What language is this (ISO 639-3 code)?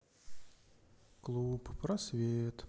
rus